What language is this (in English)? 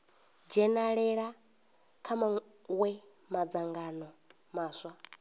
Venda